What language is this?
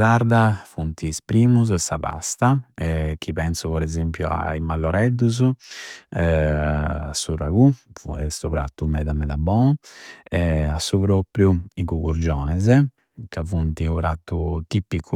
Campidanese Sardinian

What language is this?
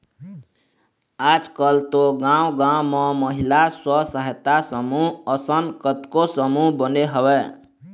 Chhattisgarhi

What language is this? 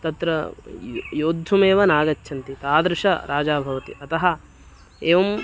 Sanskrit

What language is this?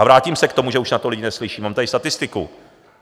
Czech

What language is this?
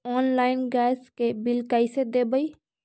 Magahi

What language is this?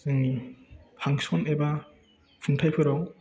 Bodo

